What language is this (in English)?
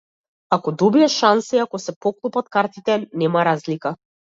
Macedonian